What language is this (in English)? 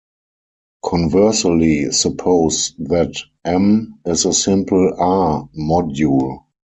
English